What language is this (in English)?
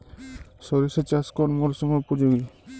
Bangla